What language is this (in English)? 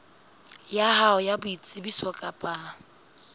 Southern Sotho